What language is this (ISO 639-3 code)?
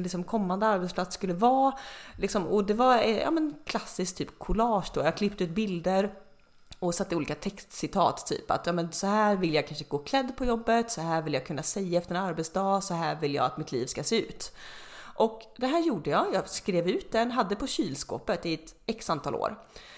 swe